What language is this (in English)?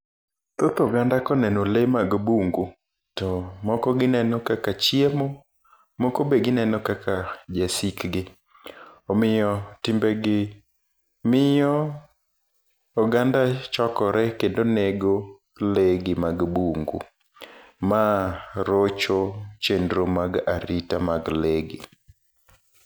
Luo (Kenya and Tanzania)